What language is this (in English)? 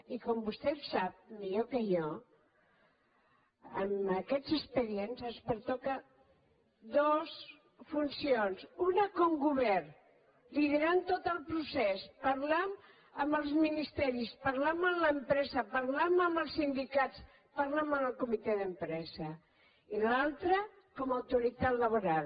Catalan